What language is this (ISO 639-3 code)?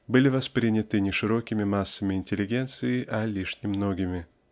rus